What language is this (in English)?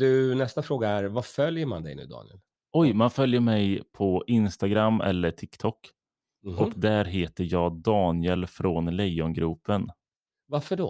Swedish